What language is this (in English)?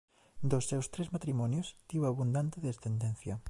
Galician